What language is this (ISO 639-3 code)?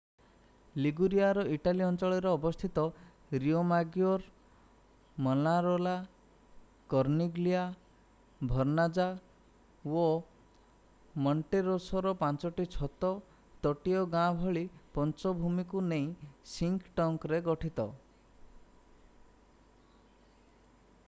ori